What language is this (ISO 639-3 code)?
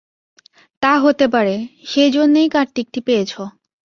ben